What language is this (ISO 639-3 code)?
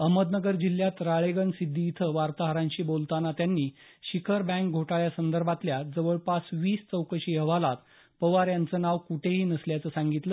mar